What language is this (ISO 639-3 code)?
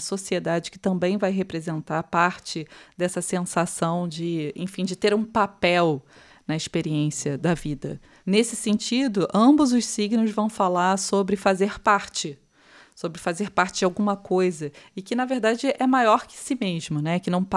por